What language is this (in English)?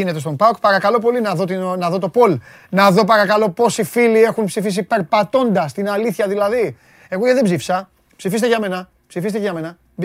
Greek